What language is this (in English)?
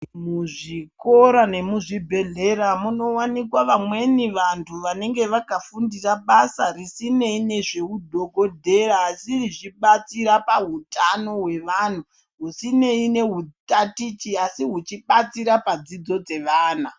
Ndau